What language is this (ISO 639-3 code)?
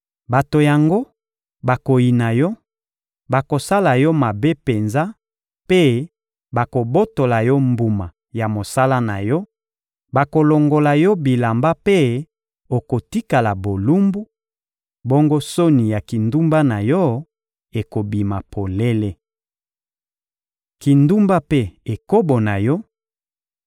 lin